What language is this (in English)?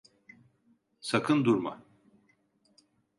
Turkish